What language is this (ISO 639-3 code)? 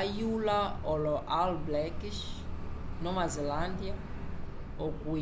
umb